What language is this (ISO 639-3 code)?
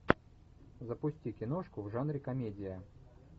rus